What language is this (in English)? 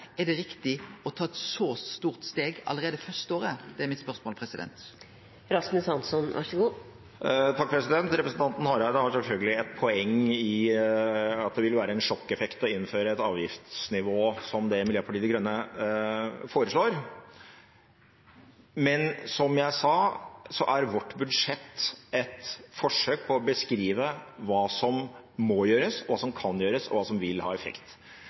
Norwegian